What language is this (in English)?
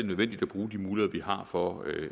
Danish